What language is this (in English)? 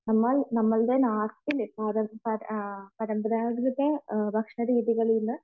Malayalam